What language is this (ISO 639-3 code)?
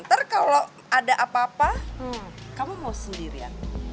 ind